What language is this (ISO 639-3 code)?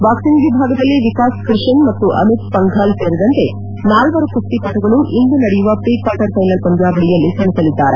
kan